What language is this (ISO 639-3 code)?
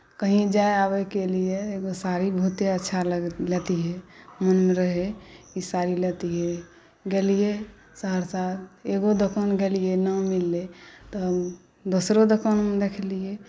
mai